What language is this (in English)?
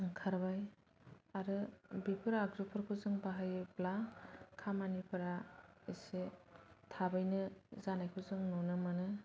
Bodo